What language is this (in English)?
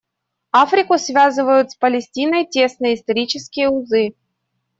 Russian